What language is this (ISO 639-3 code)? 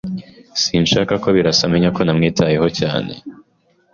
kin